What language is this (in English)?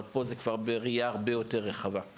Hebrew